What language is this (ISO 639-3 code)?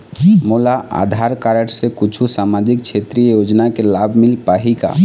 hne